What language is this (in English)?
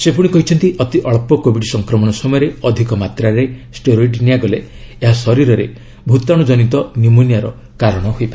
Odia